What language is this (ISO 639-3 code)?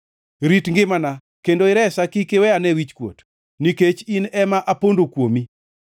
luo